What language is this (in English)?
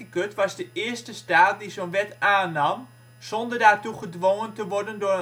Dutch